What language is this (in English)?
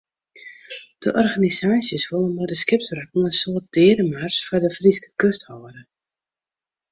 Western Frisian